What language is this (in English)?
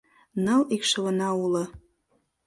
Mari